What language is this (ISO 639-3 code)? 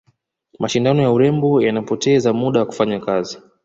swa